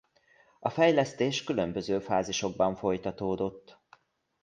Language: Hungarian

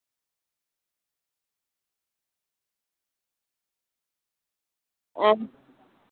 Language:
Dogri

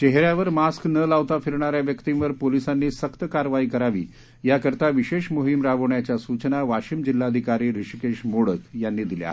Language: Marathi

